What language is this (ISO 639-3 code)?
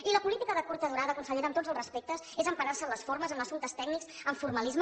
cat